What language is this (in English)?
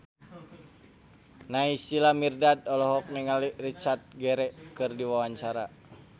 Sundanese